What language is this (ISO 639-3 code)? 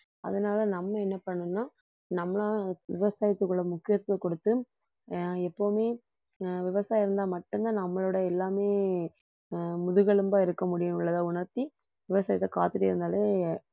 tam